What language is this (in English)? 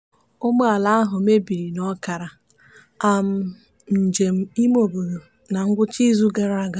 Igbo